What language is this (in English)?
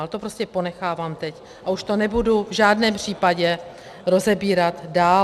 Czech